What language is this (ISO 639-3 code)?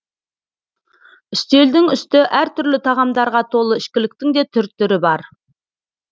kaz